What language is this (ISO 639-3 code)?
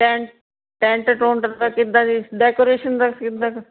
pan